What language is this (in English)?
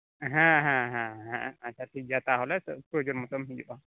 Santali